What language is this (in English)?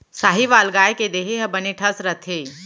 Chhattisgarhi